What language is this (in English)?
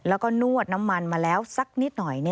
Thai